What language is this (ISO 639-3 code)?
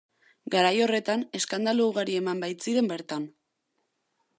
eus